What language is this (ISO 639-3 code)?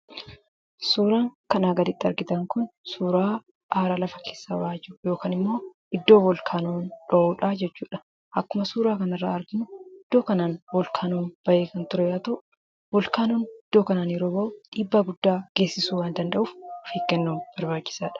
orm